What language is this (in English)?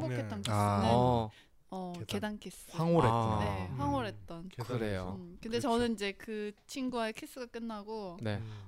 Korean